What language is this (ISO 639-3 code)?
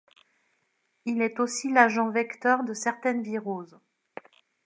fra